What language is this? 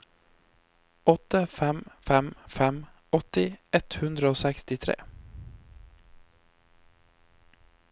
Norwegian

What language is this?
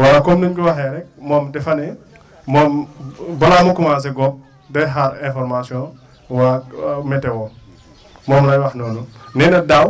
Wolof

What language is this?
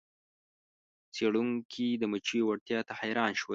Pashto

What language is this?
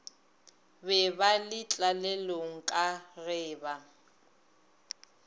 Northern Sotho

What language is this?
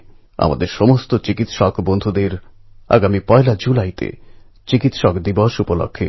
Bangla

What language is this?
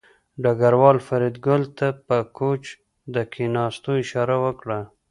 Pashto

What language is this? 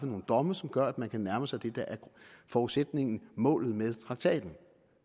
Danish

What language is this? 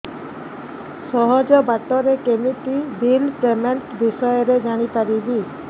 Odia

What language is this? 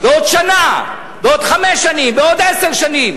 Hebrew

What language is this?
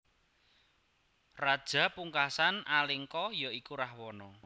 Javanese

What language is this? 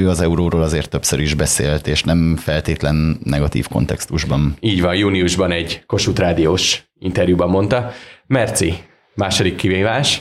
Hungarian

